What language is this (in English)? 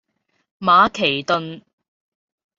Cantonese